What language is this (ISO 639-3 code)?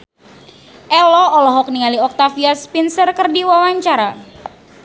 sun